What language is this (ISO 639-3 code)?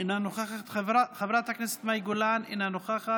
heb